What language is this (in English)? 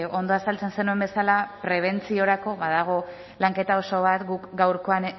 Basque